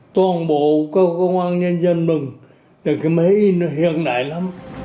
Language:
Vietnamese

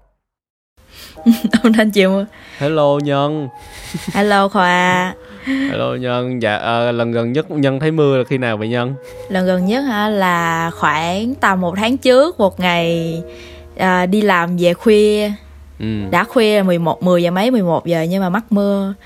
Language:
Vietnamese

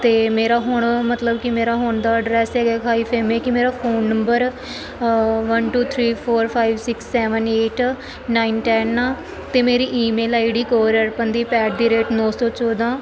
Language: Punjabi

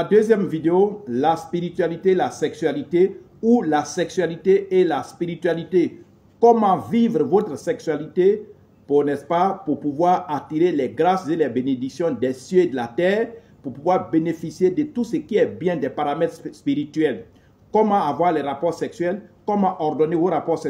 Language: French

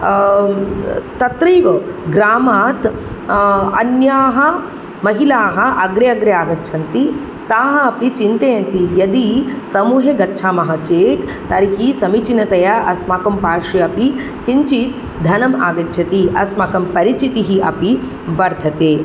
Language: Sanskrit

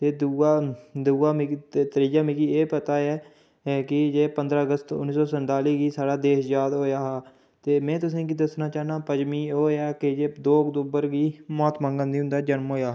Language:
Dogri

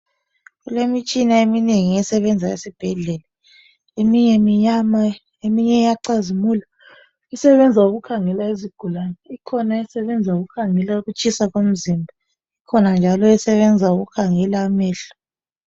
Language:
North Ndebele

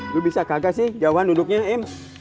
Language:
Indonesian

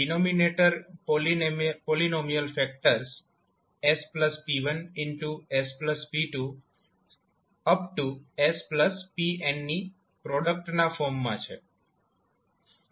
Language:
Gujarati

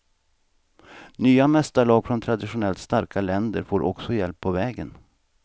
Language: Swedish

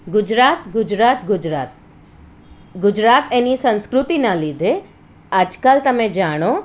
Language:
Gujarati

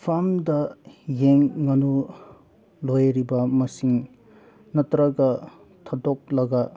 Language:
Manipuri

